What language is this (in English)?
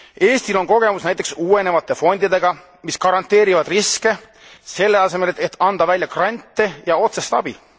Estonian